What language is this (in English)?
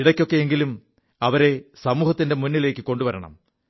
Malayalam